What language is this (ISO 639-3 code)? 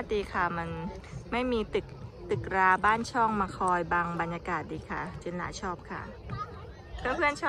tha